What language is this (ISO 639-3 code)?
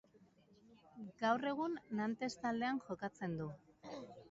eus